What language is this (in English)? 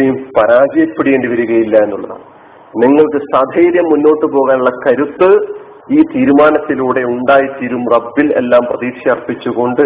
Malayalam